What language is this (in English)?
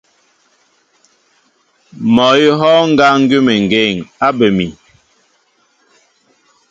Mbo (Cameroon)